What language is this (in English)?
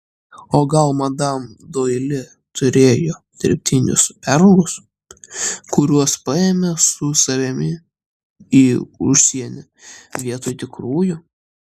Lithuanian